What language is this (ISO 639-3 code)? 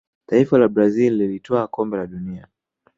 swa